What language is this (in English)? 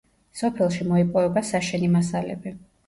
Georgian